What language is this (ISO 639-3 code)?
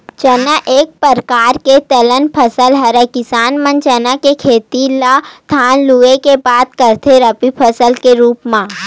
hne